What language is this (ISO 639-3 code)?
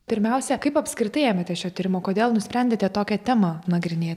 lit